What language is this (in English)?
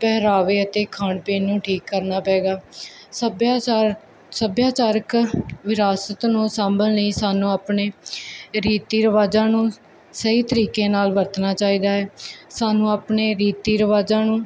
Punjabi